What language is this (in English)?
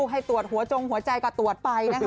Thai